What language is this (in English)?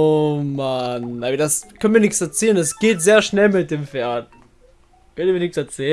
German